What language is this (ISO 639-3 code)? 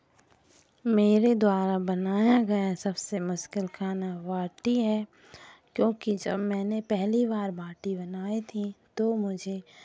hin